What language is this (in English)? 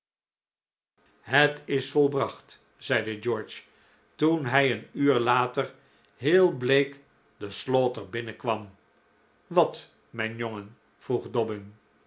Dutch